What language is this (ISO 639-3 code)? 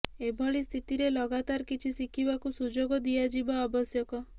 ori